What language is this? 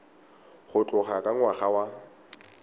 Tswana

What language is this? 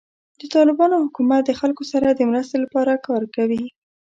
Pashto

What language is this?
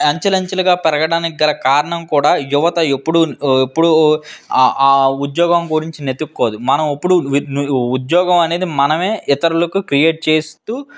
Telugu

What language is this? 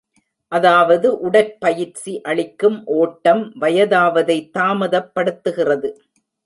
Tamil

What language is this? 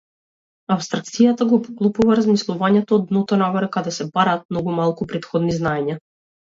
Macedonian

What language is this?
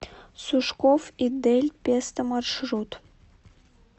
Russian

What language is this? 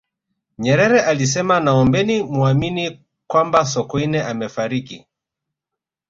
Swahili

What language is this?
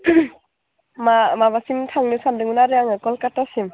Bodo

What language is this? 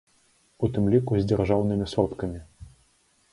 Belarusian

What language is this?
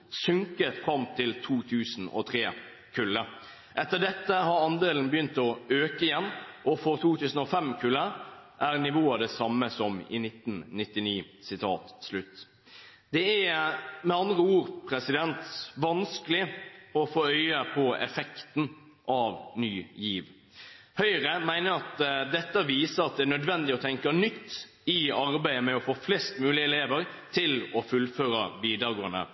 Norwegian Bokmål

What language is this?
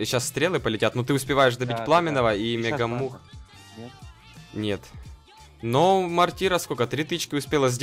Russian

